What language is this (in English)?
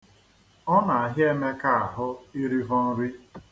Igbo